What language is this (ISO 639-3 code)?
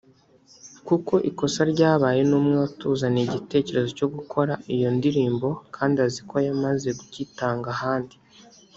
kin